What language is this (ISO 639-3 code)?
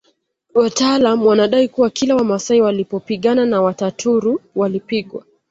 swa